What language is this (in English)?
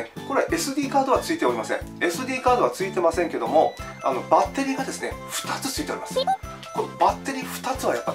Japanese